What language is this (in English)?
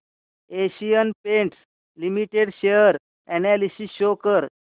Marathi